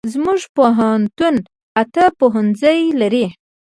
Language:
Pashto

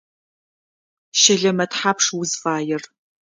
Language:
Adyghe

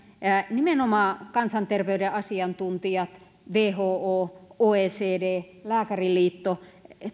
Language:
Finnish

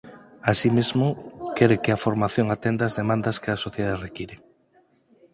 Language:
Galician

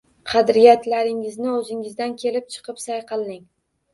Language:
Uzbek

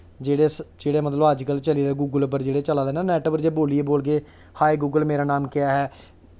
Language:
Dogri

